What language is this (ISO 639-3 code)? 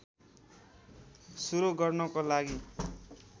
nep